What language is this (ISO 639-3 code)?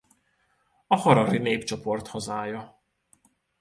hun